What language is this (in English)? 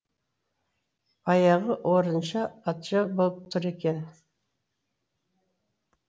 Kazakh